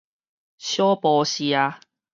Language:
Min Nan Chinese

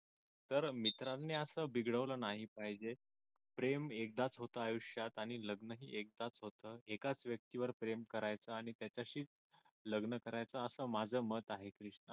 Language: Marathi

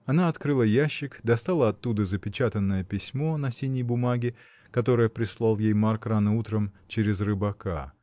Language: Russian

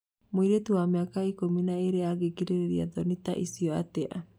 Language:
Kikuyu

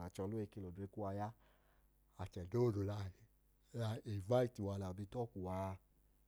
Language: Idoma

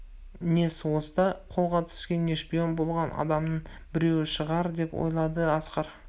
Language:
Kazakh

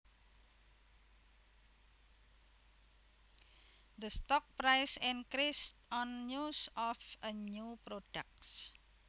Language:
Javanese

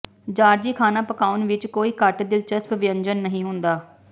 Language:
Punjabi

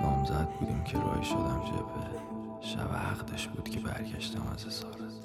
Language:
Persian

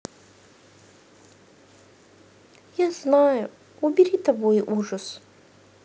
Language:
Russian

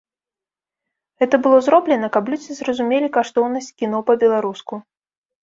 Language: Belarusian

